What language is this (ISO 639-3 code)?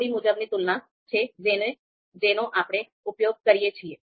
guj